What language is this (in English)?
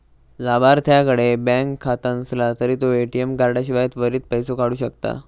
Marathi